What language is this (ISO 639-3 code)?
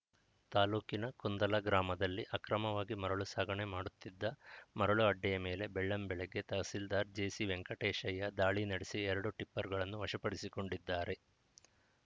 kan